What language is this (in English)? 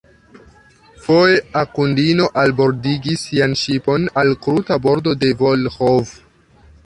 Esperanto